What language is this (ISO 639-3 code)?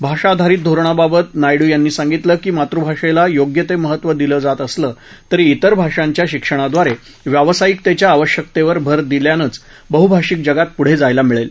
mar